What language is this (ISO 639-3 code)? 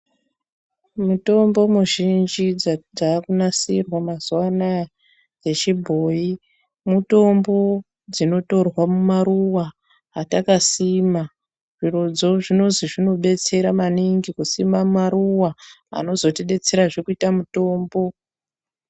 ndc